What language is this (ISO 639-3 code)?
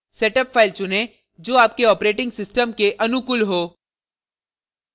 hin